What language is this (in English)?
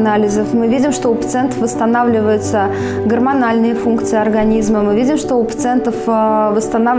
Russian